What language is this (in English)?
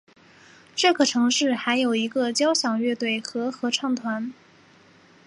Chinese